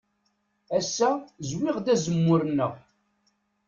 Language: Kabyle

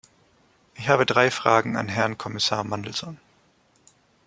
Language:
German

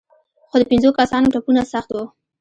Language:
Pashto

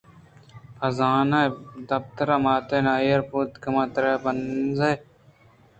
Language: Eastern Balochi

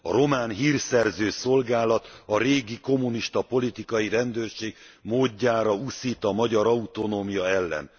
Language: Hungarian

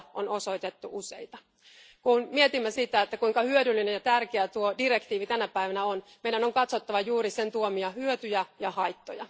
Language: Finnish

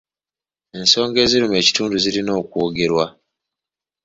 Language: Ganda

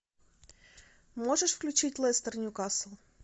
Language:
Russian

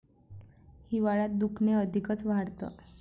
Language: Marathi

